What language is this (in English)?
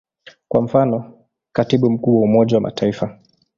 Swahili